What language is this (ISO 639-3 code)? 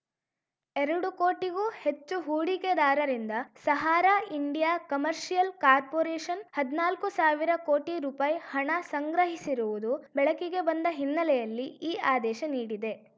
kan